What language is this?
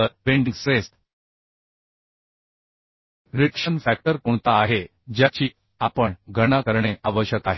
Marathi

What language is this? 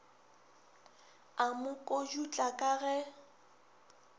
Northern Sotho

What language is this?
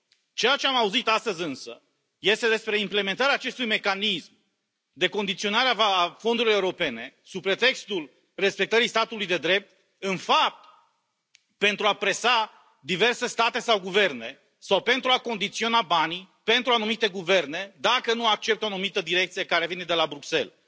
Romanian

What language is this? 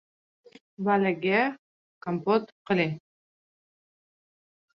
Uzbek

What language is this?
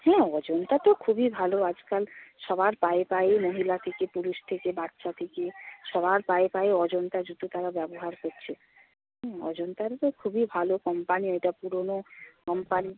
Bangla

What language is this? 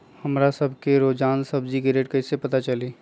Magahi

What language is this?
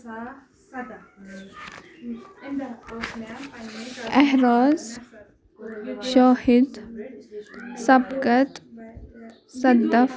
Kashmiri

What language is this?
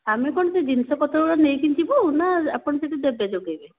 Odia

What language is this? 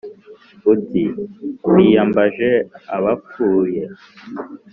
Kinyarwanda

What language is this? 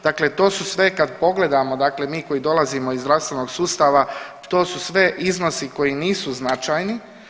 Croatian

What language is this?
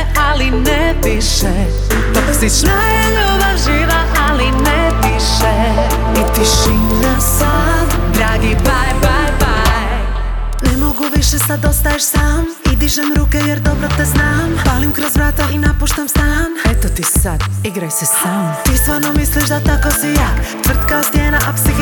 Croatian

